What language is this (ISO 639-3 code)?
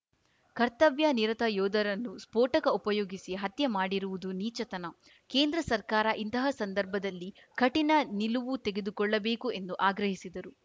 kan